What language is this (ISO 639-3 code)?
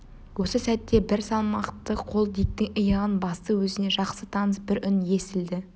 kaz